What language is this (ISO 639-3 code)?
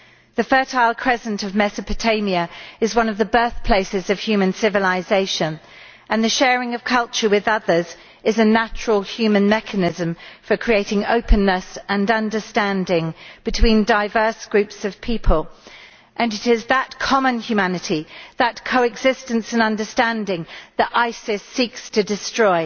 eng